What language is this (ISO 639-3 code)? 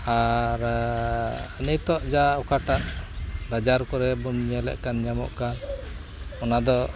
sat